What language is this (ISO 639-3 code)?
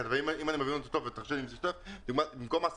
heb